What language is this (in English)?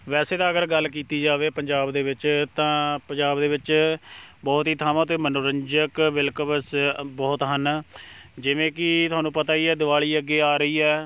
Punjabi